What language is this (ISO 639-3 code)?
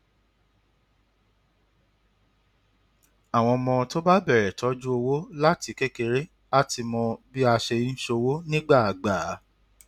yor